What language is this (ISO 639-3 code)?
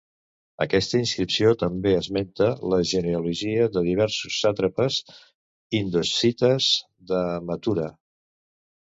cat